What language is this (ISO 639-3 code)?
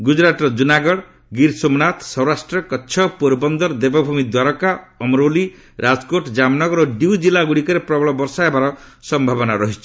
ori